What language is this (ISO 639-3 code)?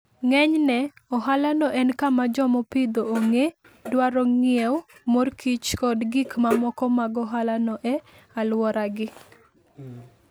luo